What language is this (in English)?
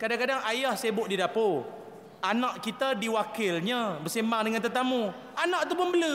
Malay